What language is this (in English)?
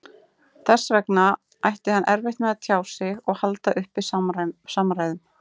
Icelandic